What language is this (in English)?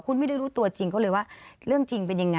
Thai